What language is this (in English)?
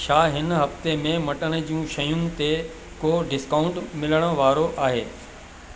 Sindhi